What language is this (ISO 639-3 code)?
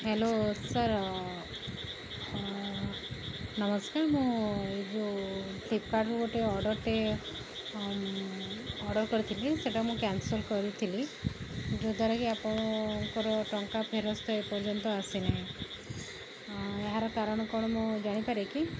ori